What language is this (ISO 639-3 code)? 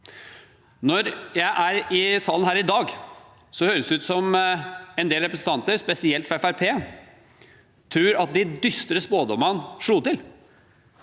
nor